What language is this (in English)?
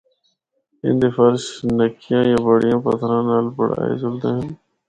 Northern Hindko